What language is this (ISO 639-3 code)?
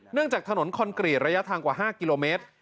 tha